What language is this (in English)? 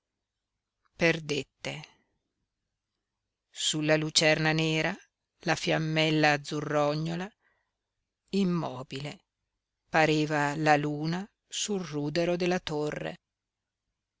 Italian